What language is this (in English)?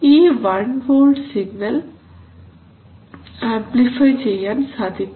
Malayalam